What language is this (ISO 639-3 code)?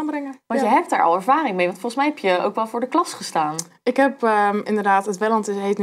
nld